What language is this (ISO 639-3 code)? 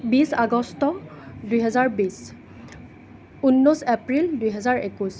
asm